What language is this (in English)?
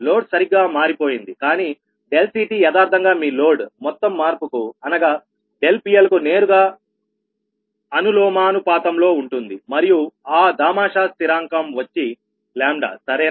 Telugu